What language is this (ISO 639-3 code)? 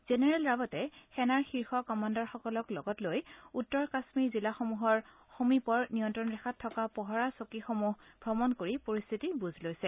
asm